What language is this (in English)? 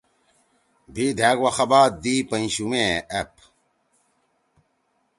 Torwali